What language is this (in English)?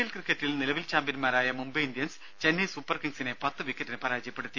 Malayalam